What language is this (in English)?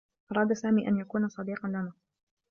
Arabic